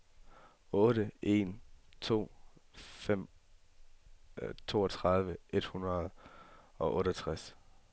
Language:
Danish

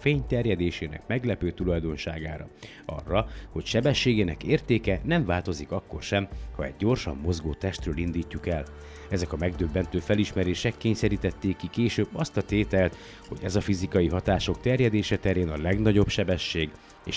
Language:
Hungarian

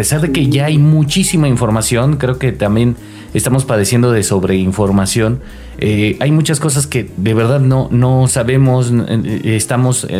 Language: Spanish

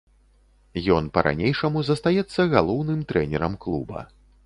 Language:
Belarusian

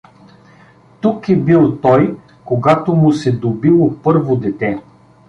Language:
Bulgarian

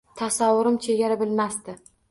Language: Uzbek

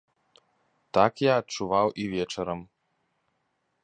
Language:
Belarusian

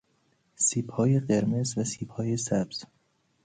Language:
Persian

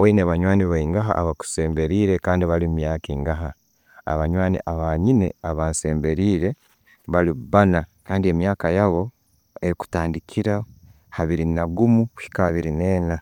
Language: Tooro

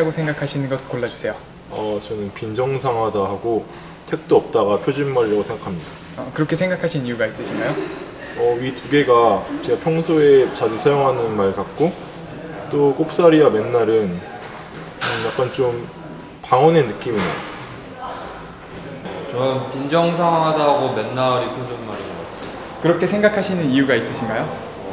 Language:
Korean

